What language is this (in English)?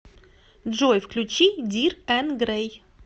Russian